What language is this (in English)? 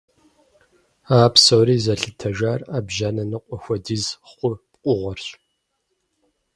Kabardian